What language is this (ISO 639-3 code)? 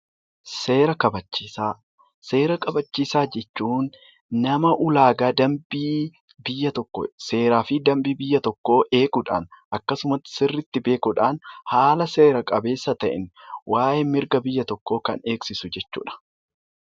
orm